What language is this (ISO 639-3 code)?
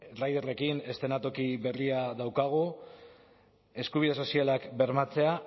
eus